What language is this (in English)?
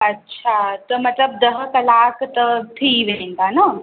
Sindhi